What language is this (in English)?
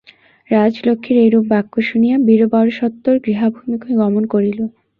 Bangla